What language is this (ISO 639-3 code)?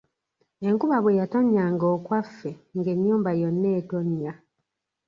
lug